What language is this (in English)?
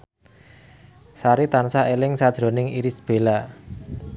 Javanese